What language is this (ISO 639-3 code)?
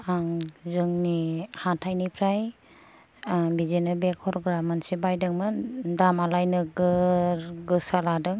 brx